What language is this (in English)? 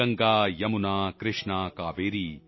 Punjabi